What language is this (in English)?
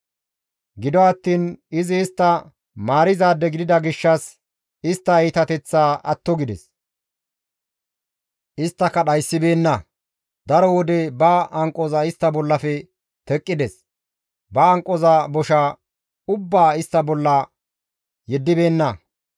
Gamo